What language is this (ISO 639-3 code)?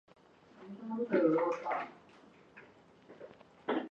zho